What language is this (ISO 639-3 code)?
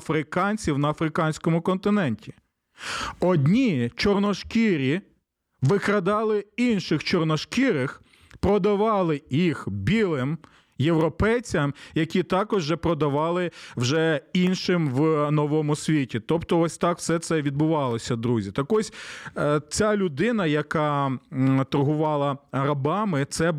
ukr